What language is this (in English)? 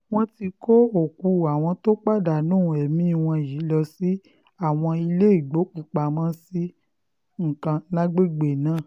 Yoruba